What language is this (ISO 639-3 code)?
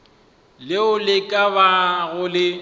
nso